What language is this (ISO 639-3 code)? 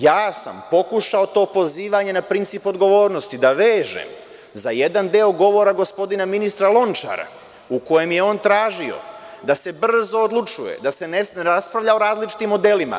srp